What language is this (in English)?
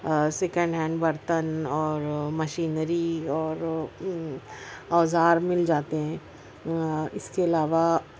Urdu